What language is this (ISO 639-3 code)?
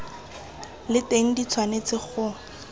tsn